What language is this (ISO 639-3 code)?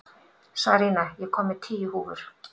isl